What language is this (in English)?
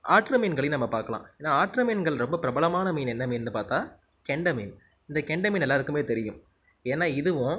Tamil